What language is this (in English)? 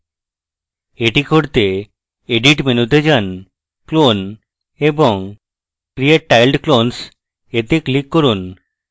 Bangla